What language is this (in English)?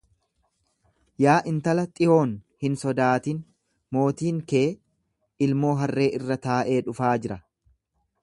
Oromo